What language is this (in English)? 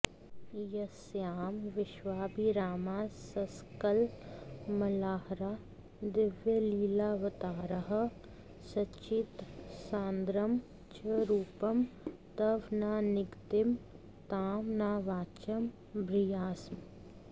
Sanskrit